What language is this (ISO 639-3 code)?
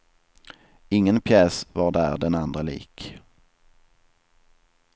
swe